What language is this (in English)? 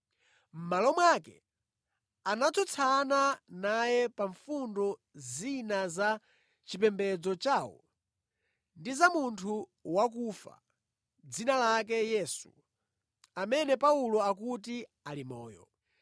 Nyanja